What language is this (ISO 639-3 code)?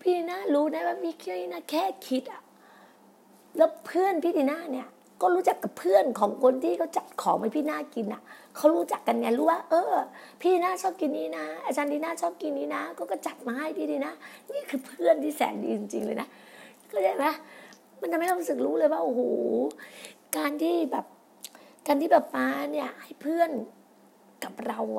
tha